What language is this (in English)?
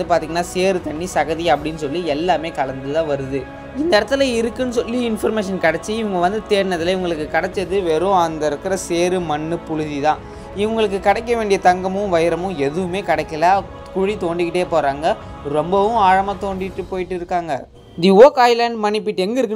Tamil